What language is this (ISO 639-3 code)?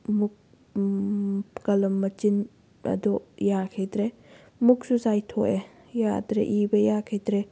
mni